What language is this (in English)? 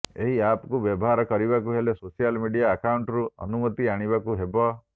Odia